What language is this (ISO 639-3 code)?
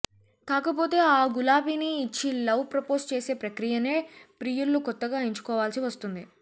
tel